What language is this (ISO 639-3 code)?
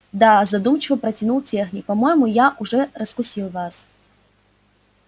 rus